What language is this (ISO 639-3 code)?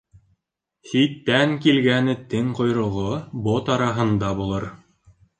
bak